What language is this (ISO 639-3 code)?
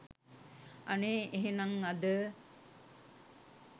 sin